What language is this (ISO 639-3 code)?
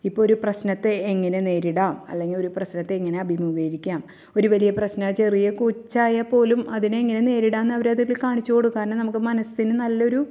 mal